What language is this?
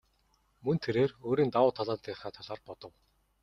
Mongolian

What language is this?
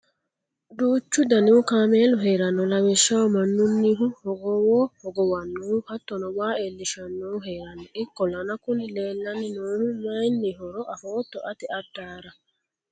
Sidamo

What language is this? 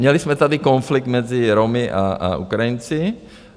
Czech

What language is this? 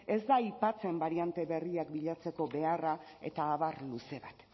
Basque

